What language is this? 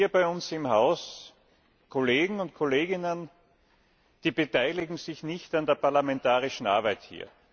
German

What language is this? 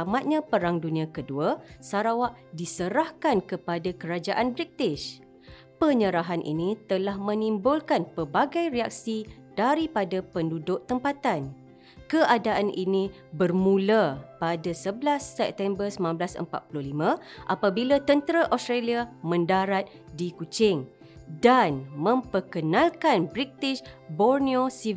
Malay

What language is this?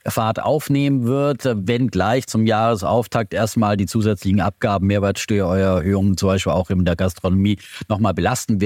German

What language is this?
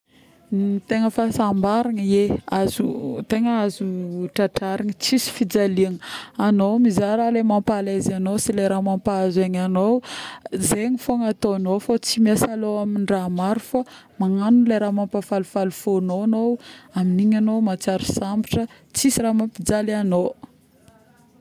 Northern Betsimisaraka Malagasy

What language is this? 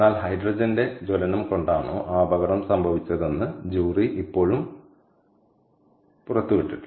Malayalam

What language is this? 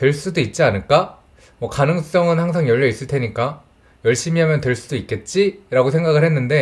Korean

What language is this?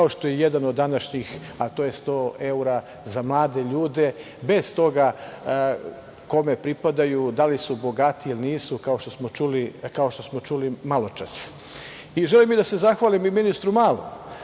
Serbian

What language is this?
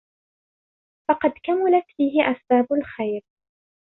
Arabic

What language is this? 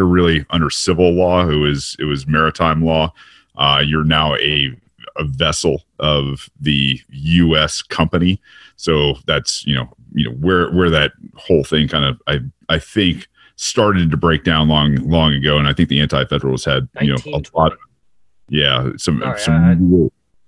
English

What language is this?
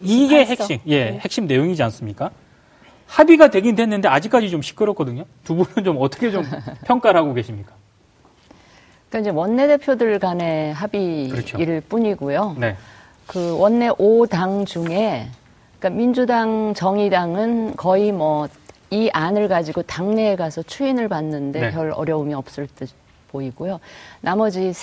Korean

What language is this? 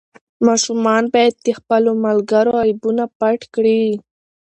Pashto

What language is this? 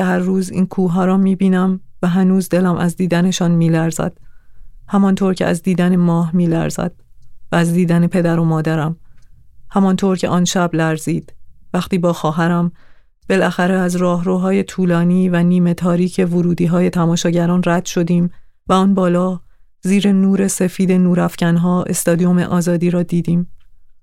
Persian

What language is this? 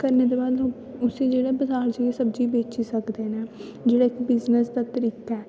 Dogri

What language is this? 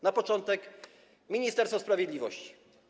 Polish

